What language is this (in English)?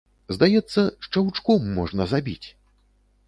Belarusian